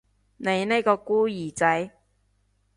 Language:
Cantonese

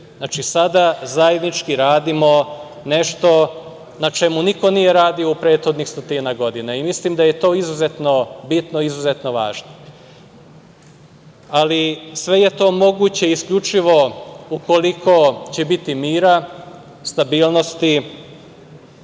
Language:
Serbian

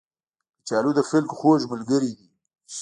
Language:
Pashto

